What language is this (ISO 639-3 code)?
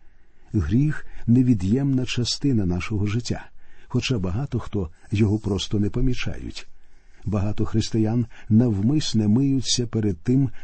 ukr